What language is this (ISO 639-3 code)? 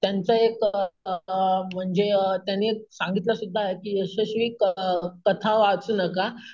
mar